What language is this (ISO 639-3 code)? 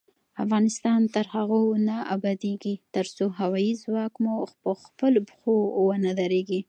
pus